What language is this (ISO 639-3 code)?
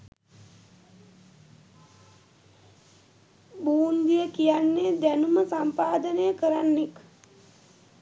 sin